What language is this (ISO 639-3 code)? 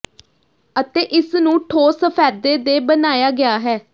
pan